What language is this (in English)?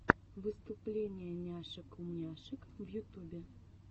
Russian